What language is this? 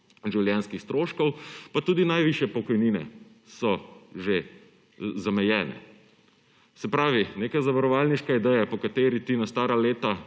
Slovenian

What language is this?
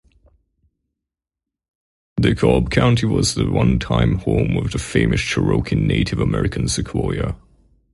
English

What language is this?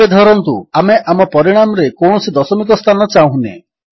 Odia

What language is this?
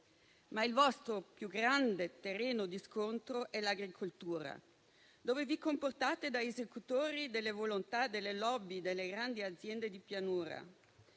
Italian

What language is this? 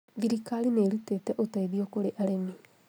Kikuyu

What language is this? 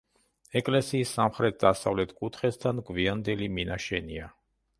Georgian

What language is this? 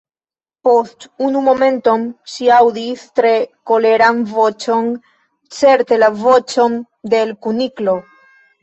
Esperanto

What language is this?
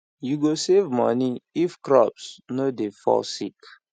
Nigerian Pidgin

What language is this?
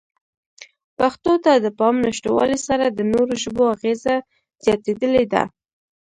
Pashto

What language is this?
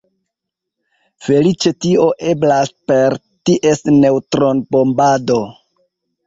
Esperanto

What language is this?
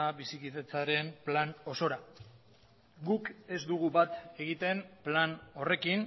Basque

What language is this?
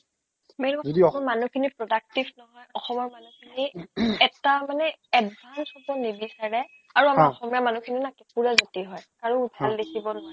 Assamese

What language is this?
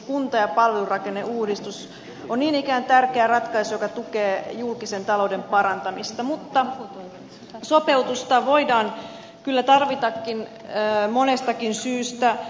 Finnish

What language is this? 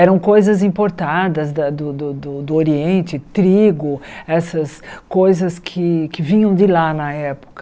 Portuguese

